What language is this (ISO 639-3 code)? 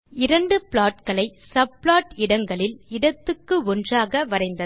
tam